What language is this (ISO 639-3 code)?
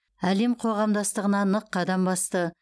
kaz